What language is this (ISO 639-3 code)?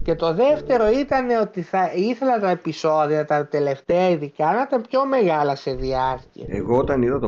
ell